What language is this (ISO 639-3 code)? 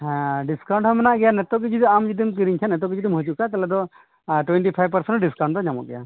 sat